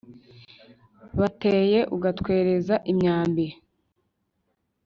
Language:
Kinyarwanda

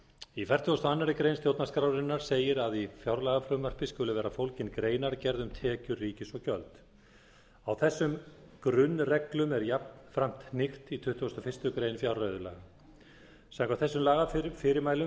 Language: Icelandic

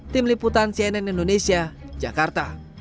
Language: Indonesian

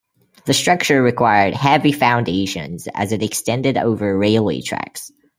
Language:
English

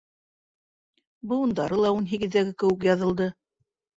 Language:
Bashkir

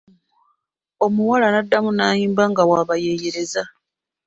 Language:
Ganda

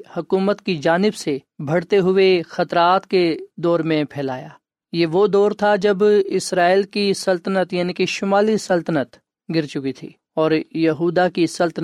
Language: Urdu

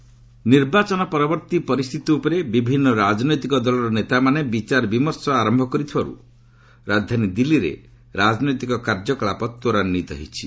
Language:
Odia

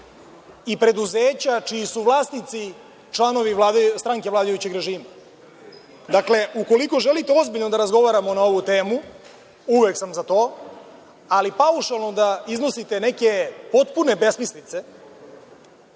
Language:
Serbian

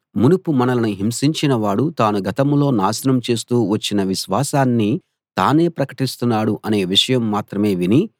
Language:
Telugu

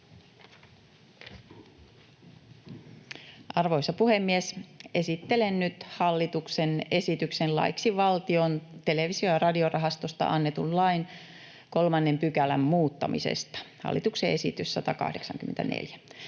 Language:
Finnish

